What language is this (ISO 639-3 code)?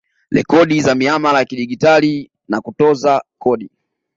swa